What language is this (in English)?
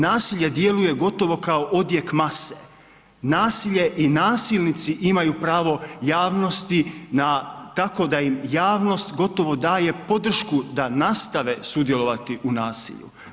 Croatian